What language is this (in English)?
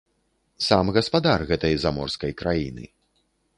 Belarusian